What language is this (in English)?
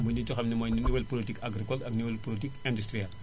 Wolof